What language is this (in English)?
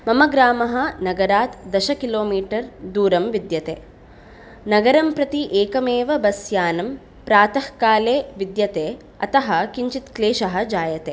Sanskrit